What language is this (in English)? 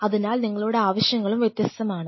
Malayalam